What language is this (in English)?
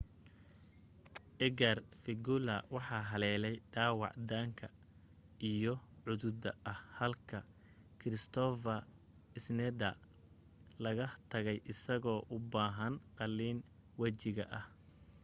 Somali